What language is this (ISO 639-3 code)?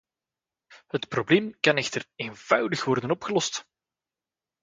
nld